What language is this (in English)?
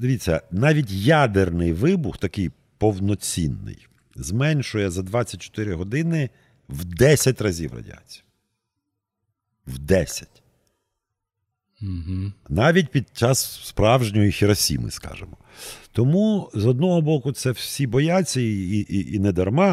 Ukrainian